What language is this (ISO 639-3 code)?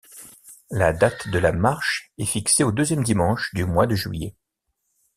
fra